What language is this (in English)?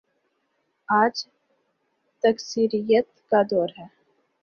Urdu